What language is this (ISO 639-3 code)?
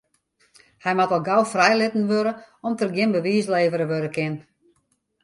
fry